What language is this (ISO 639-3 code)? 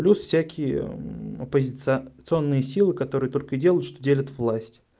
rus